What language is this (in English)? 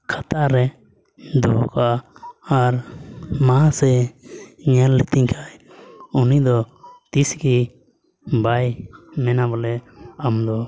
Santali